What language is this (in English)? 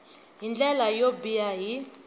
Tsonga